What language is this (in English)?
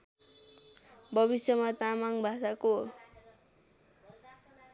Nepali